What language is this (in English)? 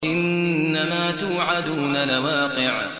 Arabic